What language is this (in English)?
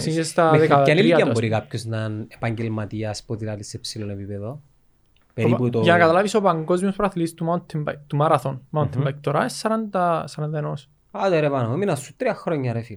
Greek